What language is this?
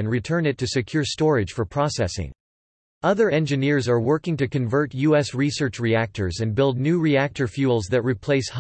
English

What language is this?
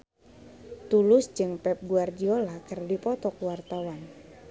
Sundanese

